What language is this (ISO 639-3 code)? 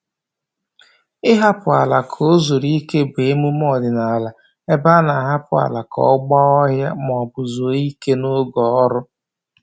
ibo